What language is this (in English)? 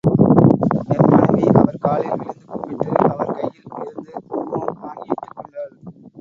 Tamil